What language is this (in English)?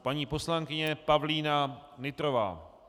Czech